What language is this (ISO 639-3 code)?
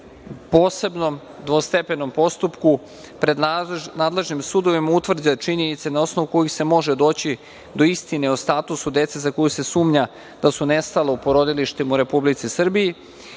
srp